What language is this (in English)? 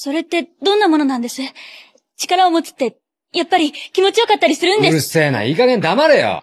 Japanese